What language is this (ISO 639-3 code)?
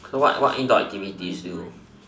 eng